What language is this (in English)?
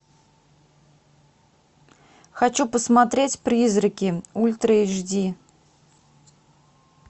Russian